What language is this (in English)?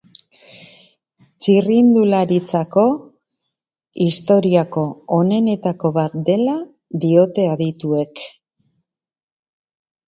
Basque